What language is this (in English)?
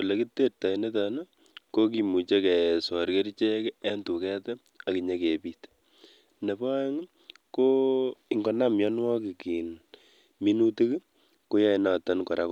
Kalenjin